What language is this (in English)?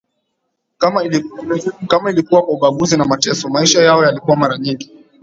Swahili